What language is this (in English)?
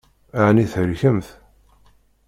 Kabyle